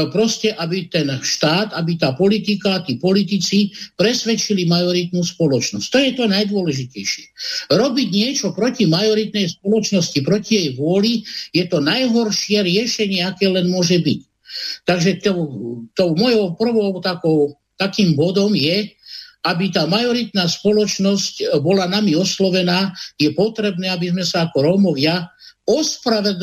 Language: Slovak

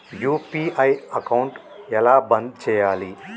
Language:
Telugu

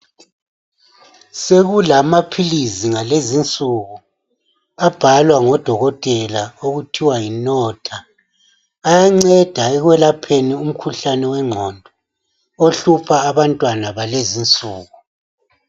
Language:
North Ndebele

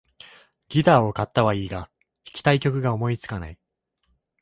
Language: Japanese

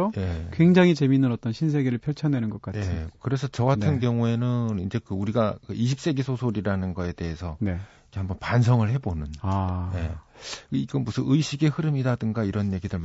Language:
Korean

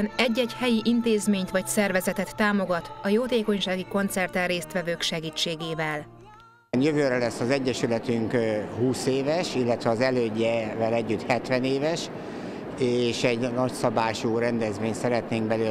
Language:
Hungarian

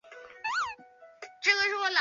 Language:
Chinese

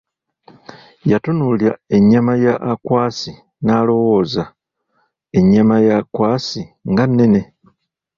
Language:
Ganda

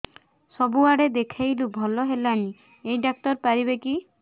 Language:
Odia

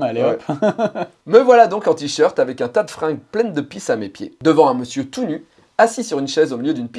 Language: French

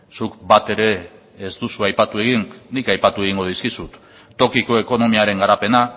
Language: Basque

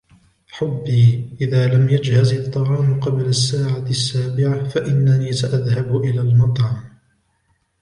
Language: Arabic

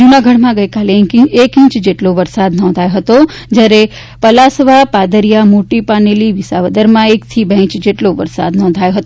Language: Gujarati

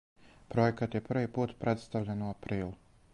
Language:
Serbian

